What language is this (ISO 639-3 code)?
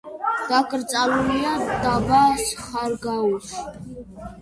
kat